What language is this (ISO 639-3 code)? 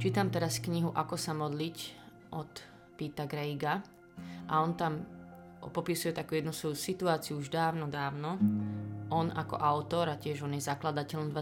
slk